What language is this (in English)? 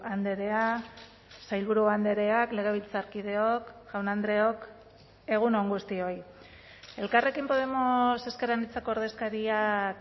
Basque